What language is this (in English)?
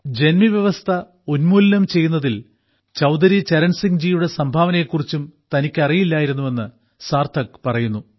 Malayalam